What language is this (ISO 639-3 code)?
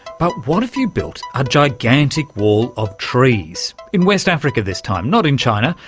eng